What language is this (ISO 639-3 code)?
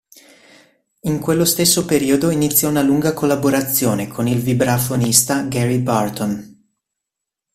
ita